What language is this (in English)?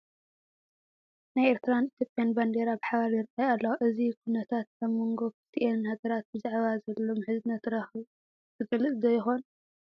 Tigrinya